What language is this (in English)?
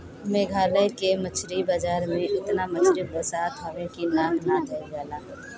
Bhojpuri